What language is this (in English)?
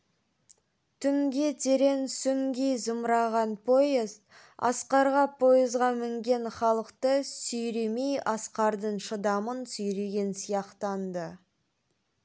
Kazakh